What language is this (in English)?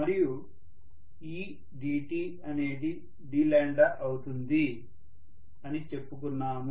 Telugu